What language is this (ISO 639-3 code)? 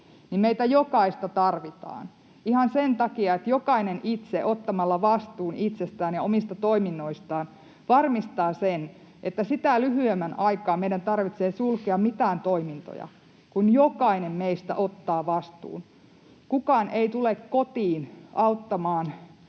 fin